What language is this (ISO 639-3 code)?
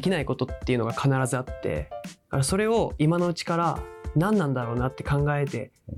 jpn